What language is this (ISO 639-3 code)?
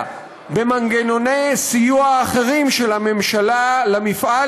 heb